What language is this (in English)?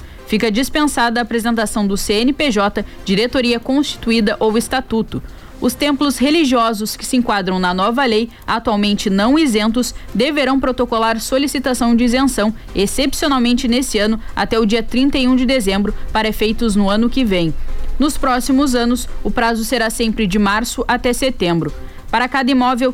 Portuguese